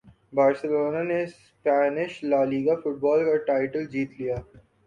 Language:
Urdu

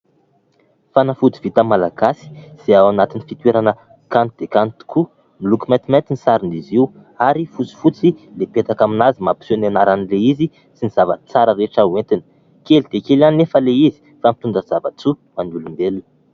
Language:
Malagasy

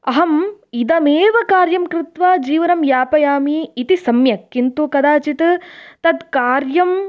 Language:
Sanskrit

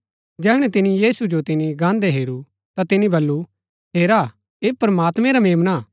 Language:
Gaddi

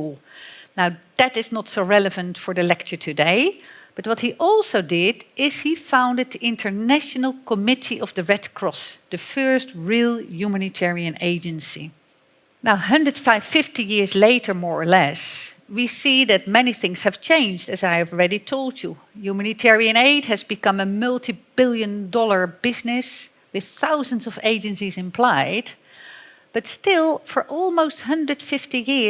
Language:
Dutch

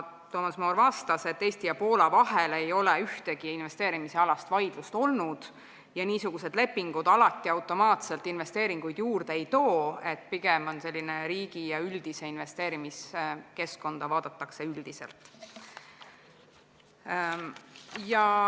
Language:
Estonian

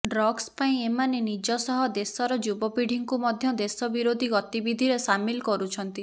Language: Odia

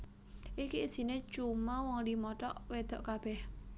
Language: Javanese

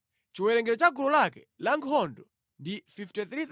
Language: Nyanja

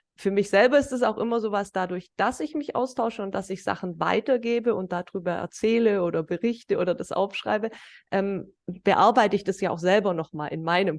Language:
German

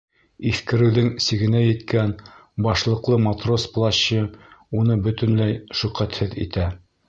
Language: Bashkir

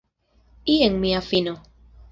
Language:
Esperanto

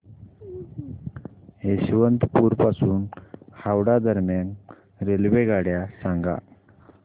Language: Marathi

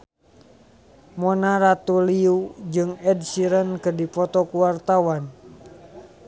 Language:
Sundanese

